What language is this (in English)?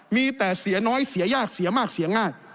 Thai